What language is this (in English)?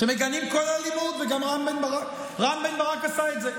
Hebrew